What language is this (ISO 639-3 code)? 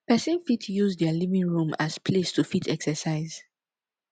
pcm